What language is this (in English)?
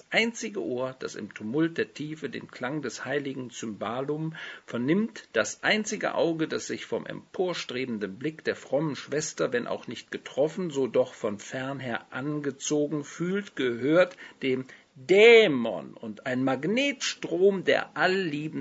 German